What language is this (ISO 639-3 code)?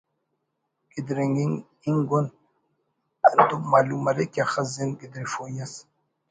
brh